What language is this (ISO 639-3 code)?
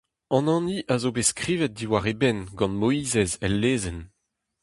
bre